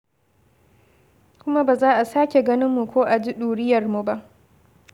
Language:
Hausa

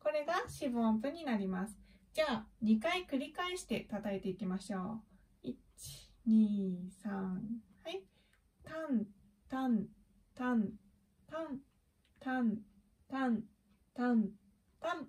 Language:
Japanese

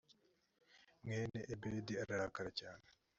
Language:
Kinyarwanda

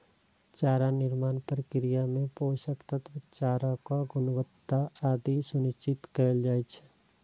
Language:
Maithili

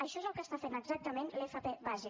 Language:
Catalan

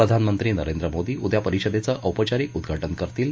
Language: Marathi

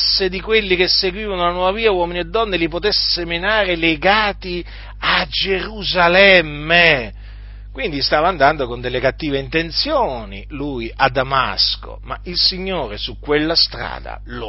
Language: Italian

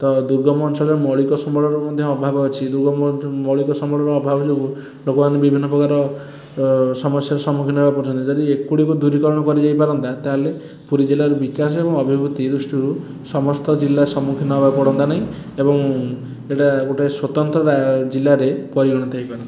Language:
Odia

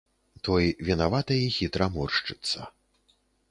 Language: Belarusian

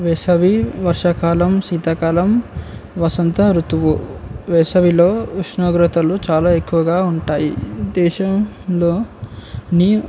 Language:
Telugu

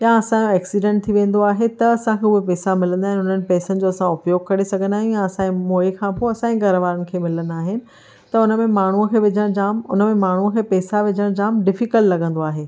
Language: Sindhi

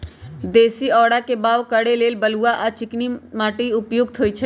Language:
Magahi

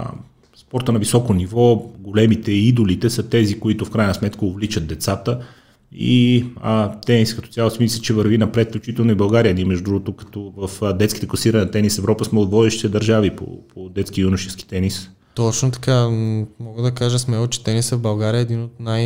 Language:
Bulgarian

